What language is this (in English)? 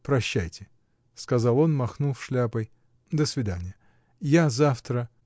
Russian